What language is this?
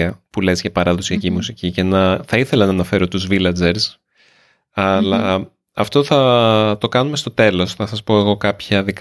Greek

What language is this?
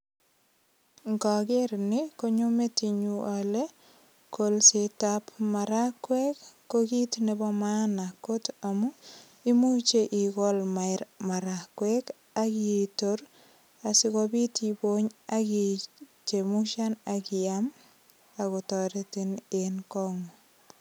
Kalenjin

